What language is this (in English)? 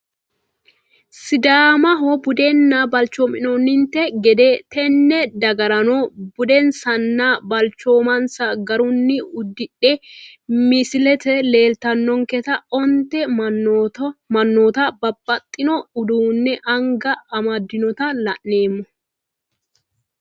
Sidamo